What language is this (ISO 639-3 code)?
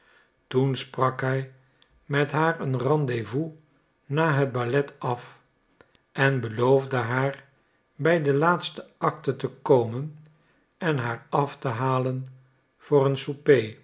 nld